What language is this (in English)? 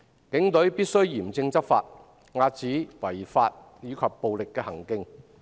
Cantonese